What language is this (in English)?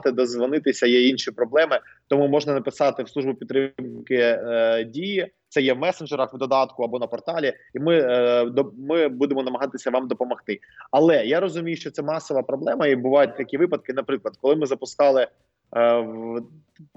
Ukrainian